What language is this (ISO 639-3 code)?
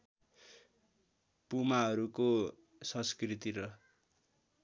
nep